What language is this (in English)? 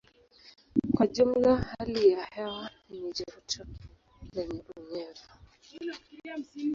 Swahili